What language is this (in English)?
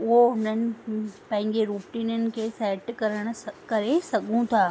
Sindhi